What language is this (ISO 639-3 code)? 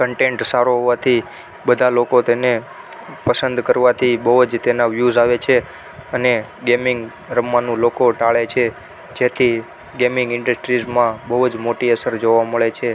guj